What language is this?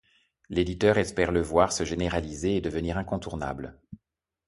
French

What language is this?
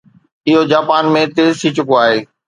Sindhi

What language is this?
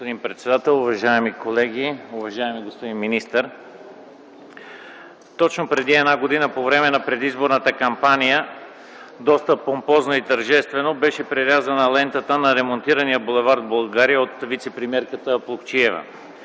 Bulgarian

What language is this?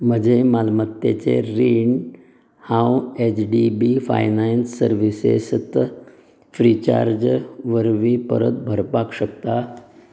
Konkani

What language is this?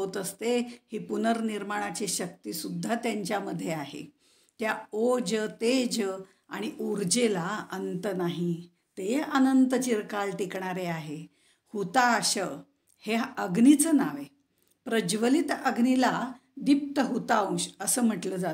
Hindi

